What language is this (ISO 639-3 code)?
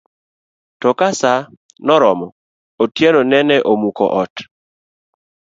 luo